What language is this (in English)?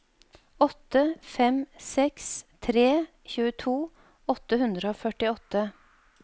Norwegian